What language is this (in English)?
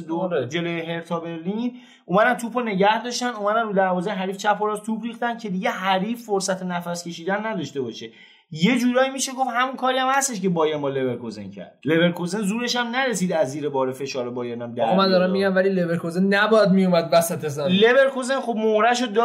Persian